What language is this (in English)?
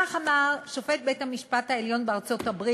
Hebrew